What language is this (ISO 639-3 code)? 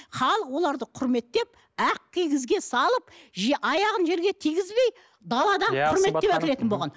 kaz